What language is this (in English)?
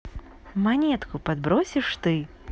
Russian